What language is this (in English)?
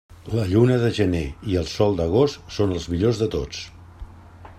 Catalan